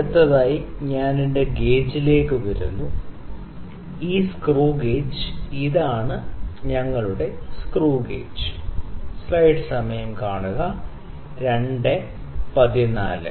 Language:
Malayalam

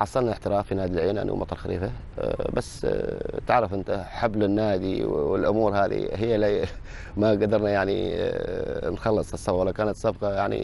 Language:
Arabic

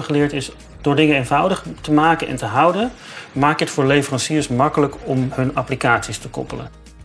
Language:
Dutch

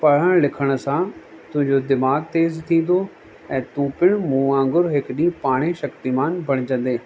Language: Sindhi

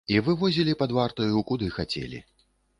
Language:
Belarusian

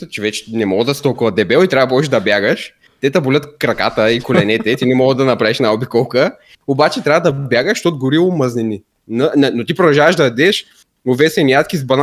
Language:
Bulgarian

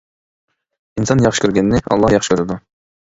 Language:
Uyghur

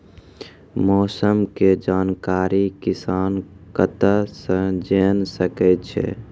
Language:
Maithili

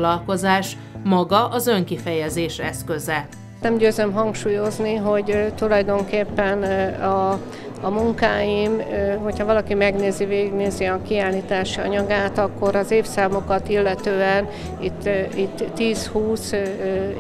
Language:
Hungarian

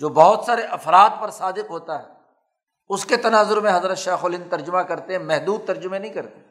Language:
Urdu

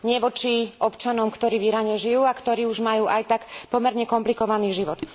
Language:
Slovak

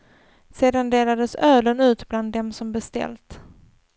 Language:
Swedish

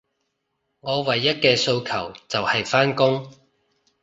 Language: Cantonese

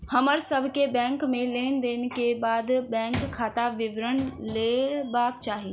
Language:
Maithili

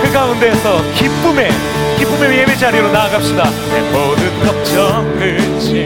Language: Korean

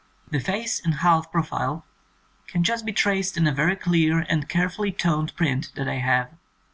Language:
English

